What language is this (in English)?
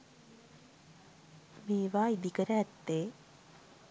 Sinhala